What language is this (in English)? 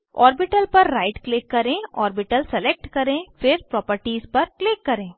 Hindi